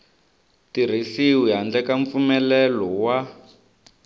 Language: Tsonga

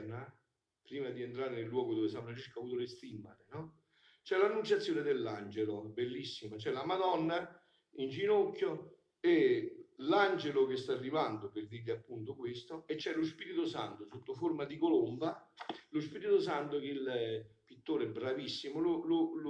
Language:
Italian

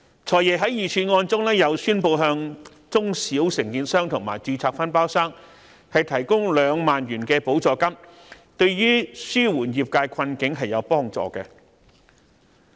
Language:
Cantonese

